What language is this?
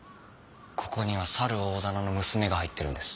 Japanese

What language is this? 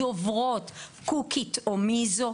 Hebrew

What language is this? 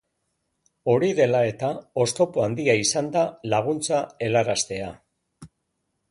Basque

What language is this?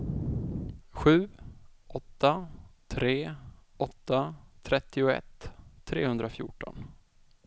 Swedish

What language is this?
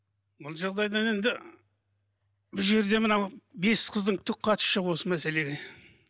Kazakh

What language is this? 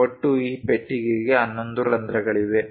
Kannada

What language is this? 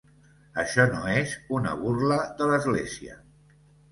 Catalan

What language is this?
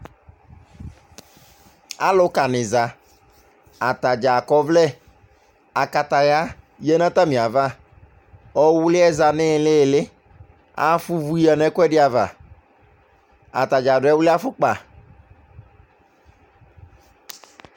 Ikposo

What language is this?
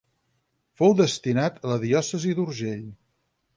Catalan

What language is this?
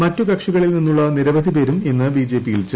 Malayalam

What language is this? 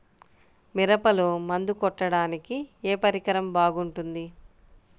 Telugu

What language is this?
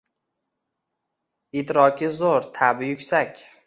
Uzbek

